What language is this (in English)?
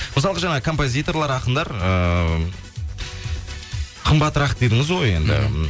Kazakh